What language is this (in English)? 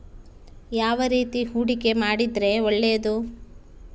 Kannada